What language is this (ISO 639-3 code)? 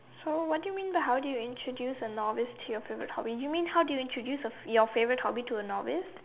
eng